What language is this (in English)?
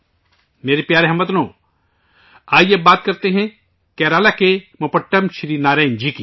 Urdu